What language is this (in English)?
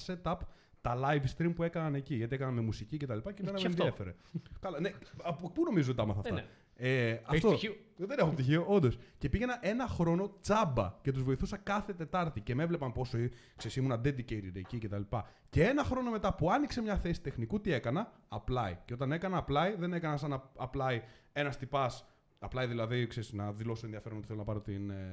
Greek